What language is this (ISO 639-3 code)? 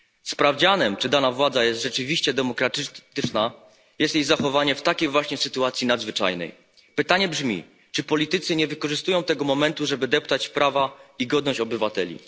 pol